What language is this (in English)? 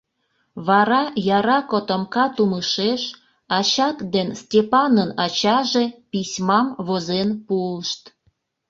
Mari